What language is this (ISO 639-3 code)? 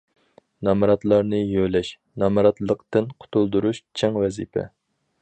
uig